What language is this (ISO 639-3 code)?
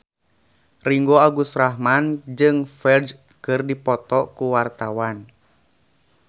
sun